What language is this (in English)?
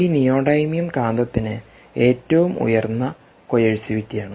Malayalam